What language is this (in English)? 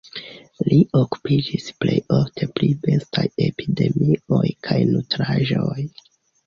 Esperanto